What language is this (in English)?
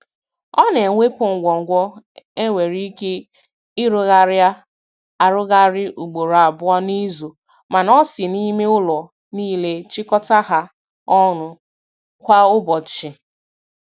Igbo